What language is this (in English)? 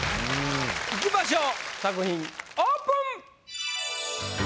Japanese